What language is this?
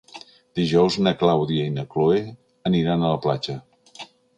Catalan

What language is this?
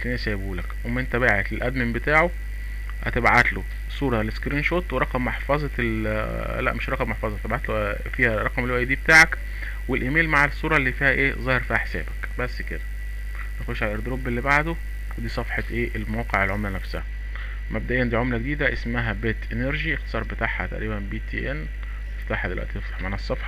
Arabic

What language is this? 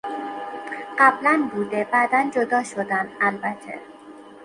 Persian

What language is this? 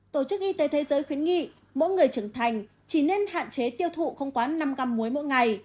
Vietnamese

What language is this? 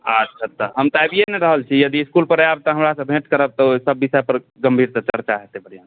Maithili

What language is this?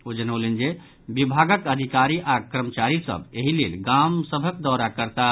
Maithili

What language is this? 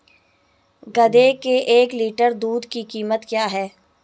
Hindi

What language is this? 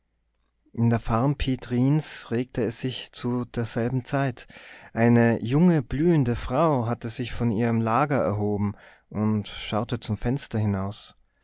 German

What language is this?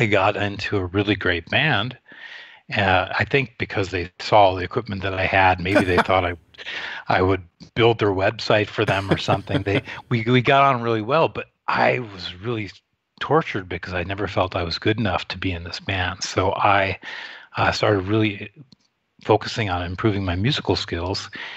English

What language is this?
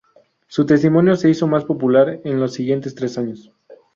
Spanish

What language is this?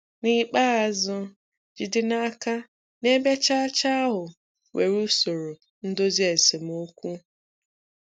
Igbo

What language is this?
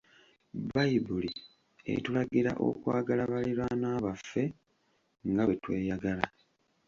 Ganda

